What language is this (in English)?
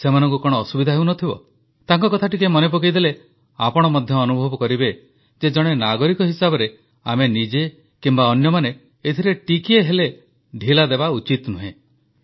Odia